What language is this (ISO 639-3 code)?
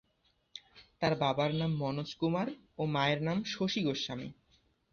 ben